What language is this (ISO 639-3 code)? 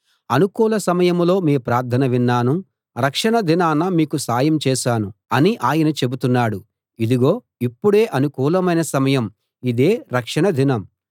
tel